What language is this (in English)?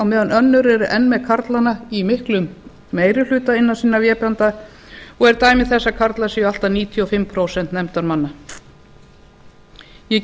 Icelandic